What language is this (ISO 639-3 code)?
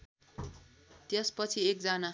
nep